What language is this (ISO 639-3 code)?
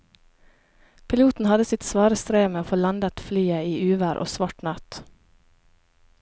nor